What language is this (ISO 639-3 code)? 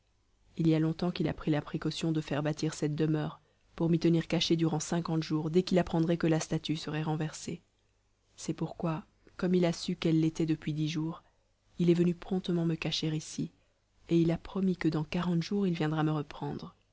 fra